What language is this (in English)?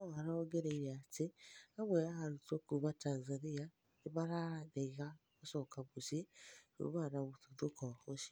Kikuyu